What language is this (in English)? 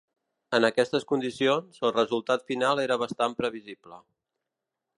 Catalan